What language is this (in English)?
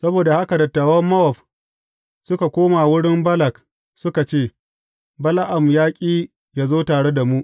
Hausa